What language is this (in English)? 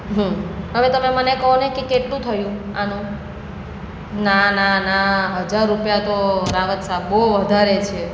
Gujarati